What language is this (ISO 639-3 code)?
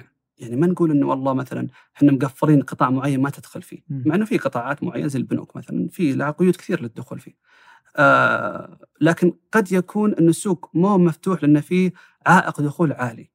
ara